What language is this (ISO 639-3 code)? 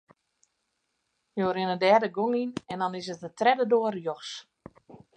fry